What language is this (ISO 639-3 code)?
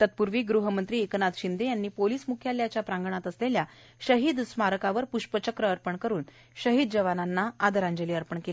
mar